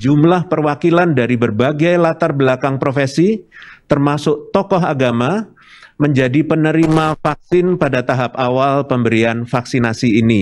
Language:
Indonesian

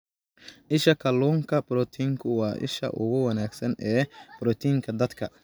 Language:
Somali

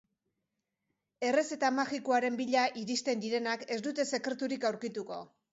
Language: Basque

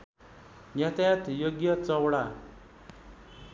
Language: Nepali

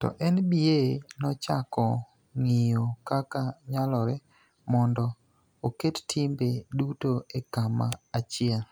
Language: Luo (Kenya and Tanzania)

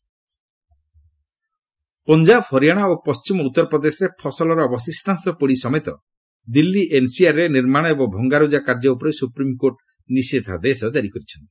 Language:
Odia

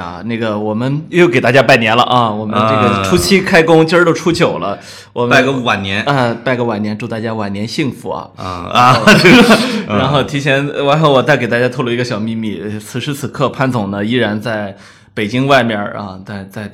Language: Chinese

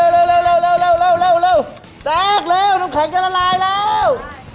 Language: Thai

